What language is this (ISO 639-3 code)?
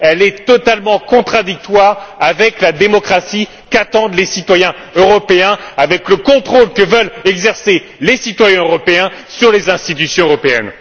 fra